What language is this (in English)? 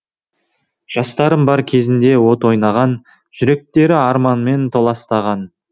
Kazakh